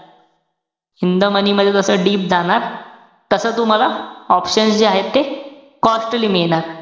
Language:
Marathi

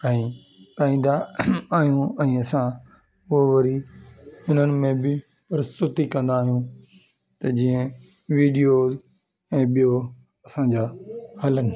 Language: Sindhi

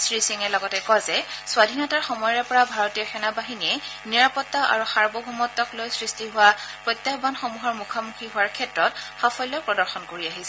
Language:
Assamese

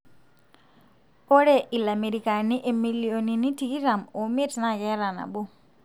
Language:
Masai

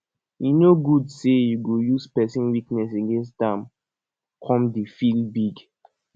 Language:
Nigerian Pidgin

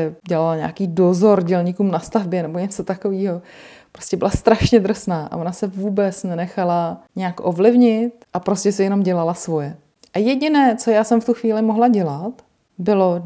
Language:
Czech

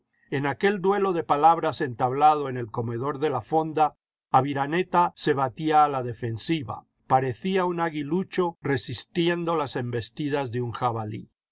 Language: Spanish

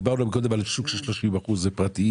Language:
Hebrew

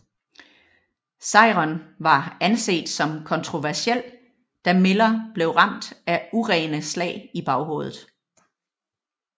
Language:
Danish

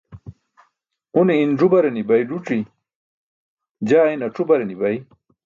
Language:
Burushaski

